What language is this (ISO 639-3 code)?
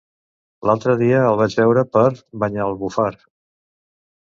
cat